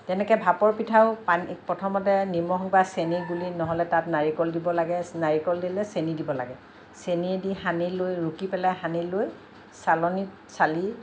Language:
Assamese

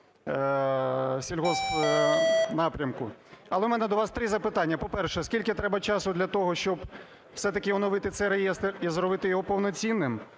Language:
Ukrainian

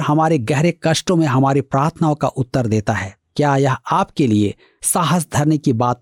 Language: Hindi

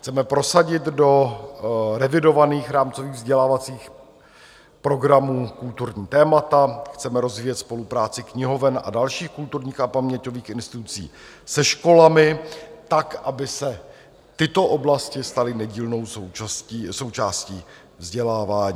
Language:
Czech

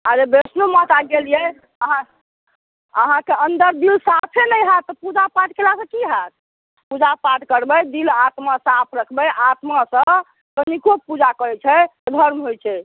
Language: Maithili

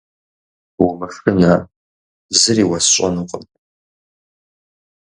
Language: Kabardian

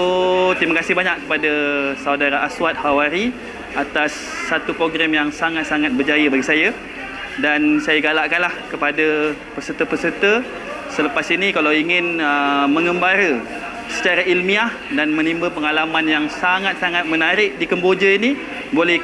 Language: Malay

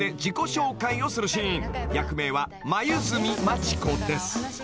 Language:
Japanese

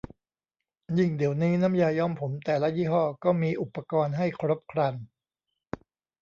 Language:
Thai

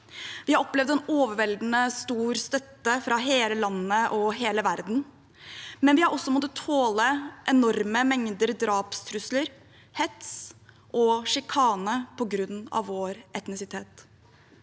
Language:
Norwegian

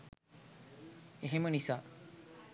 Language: Sinhala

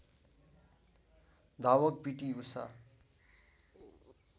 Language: Nepali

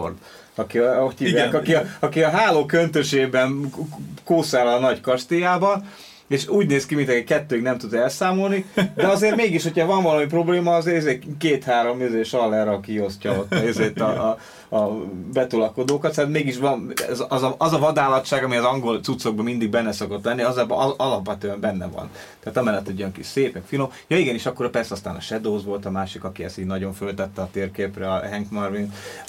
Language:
Hungarian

